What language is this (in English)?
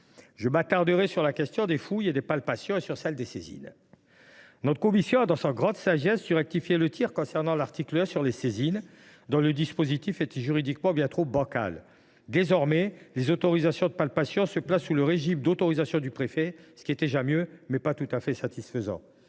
French